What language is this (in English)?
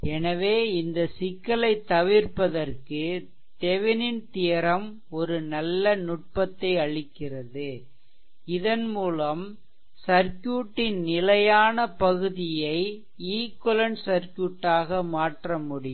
Tamil